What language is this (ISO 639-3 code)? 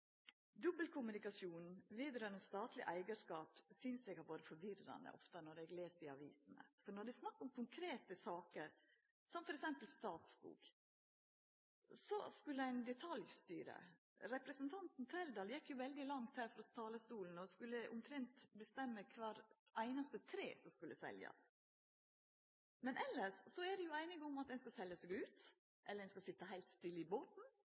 nno